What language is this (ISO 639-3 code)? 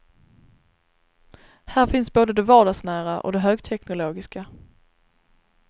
swe